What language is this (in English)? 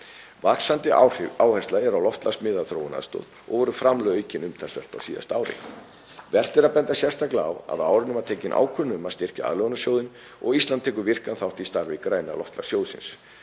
Icelandic